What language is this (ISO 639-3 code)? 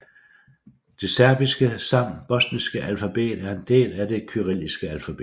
dan